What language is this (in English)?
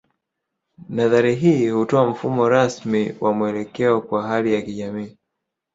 Swahili